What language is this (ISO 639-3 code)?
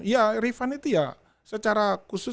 ind